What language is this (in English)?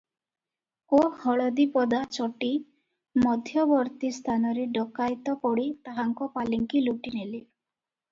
Odia